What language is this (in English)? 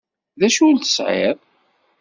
Kabyle